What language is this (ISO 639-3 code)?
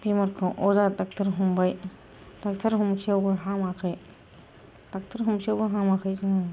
brx